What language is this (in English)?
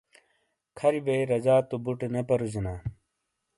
Shina